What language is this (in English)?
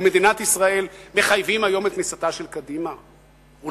Hebrew